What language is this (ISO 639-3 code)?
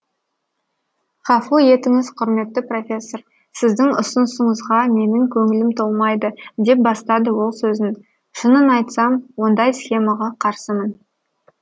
kaz